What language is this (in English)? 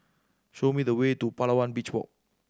English